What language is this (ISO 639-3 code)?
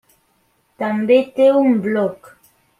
cat